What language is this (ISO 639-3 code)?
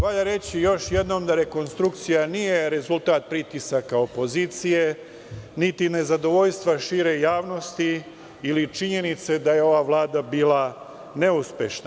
srp